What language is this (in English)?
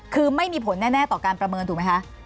Thai